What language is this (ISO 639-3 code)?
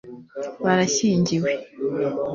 kin